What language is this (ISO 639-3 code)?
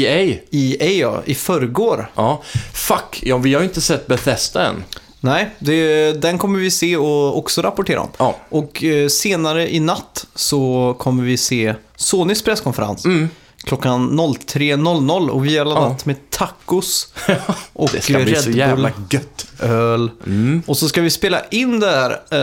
swe